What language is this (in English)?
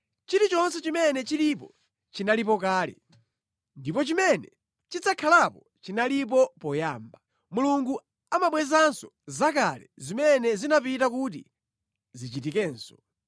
Nyanja